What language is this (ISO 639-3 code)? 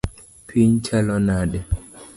luo